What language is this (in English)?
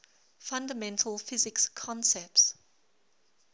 English